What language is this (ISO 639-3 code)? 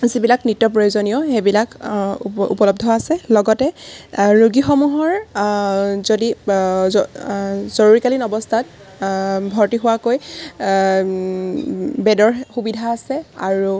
asm